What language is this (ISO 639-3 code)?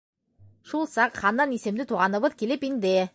bak